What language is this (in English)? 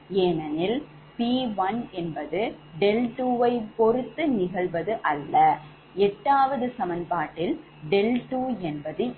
Tamil